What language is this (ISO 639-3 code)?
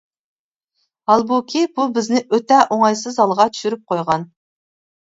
uig